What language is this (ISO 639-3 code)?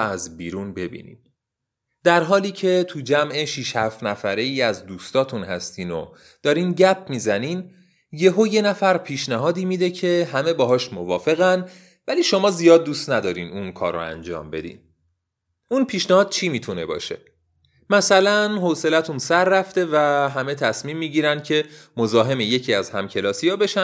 fas